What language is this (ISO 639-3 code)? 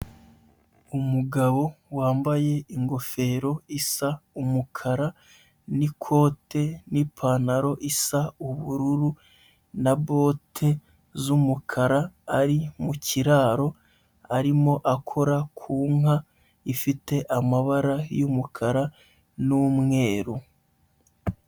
kin